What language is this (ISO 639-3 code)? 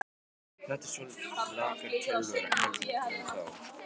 isl